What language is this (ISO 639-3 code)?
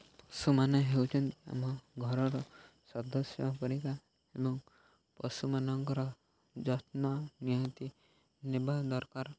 ori